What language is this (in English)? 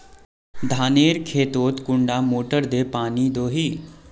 Magahi